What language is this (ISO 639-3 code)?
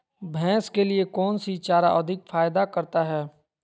mag